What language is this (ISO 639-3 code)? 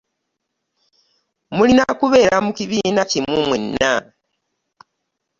lug